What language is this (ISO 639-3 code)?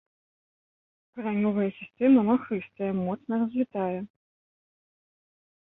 bel